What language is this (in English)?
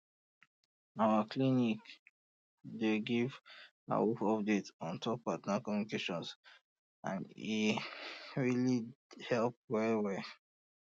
Nigerian Pidgin